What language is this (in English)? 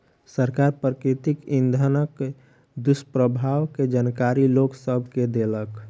Maithili